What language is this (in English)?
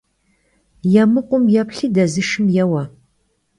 Kabardian